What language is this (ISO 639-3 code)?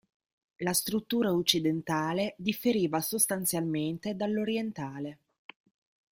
ita